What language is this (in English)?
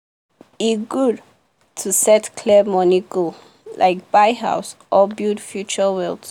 Nigerian Pidgin